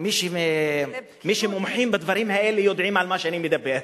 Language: Hebrew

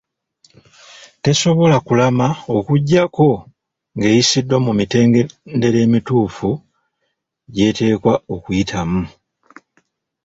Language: Ganda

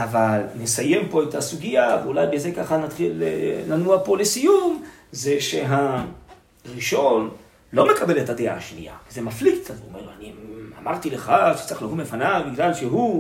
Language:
Hebrew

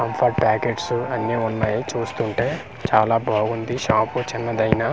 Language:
Telugu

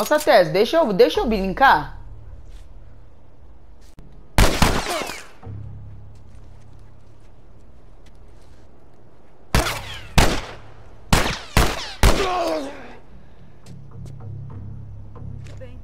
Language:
Portuguese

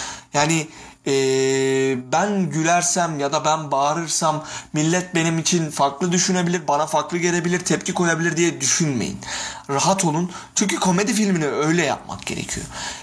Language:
Turkish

